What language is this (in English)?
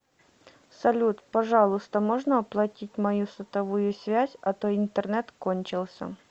Russian